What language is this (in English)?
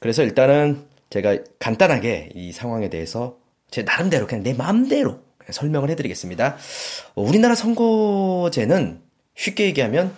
Korean